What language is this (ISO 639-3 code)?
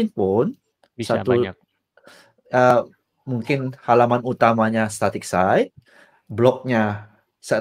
ind